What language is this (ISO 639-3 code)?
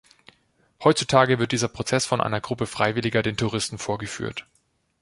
deu